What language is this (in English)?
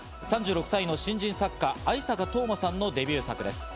Japanese